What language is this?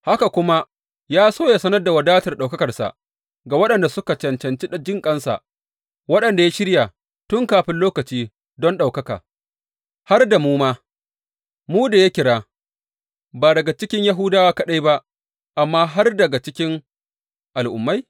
Hausa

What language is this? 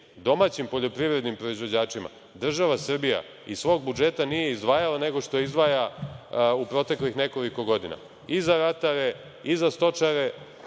Serbian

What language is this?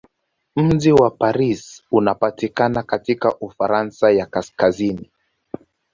Swahili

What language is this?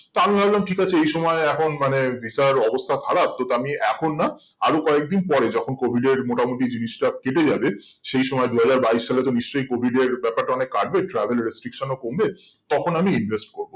Bangla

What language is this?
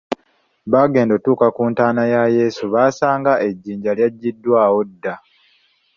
Ganda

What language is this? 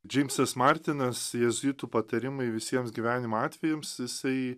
Lithuanian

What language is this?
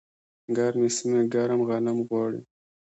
Pashto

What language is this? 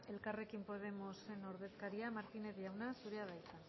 Basque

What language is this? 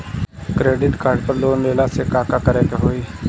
Bhojpuri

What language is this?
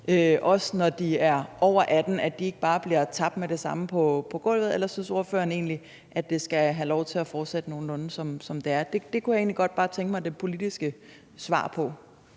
Danish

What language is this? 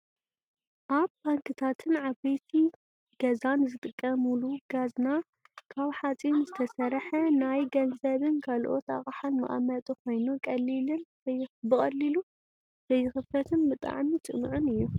Tigrinya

